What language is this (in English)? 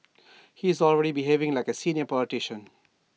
English